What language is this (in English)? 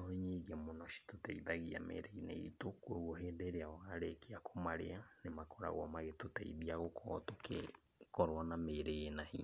Kikuyu